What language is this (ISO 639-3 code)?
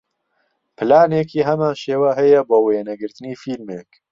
ckb